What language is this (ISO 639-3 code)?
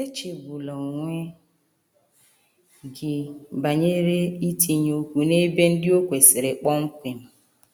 ibo